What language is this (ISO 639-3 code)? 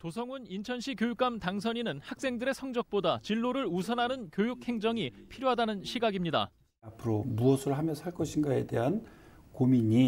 kor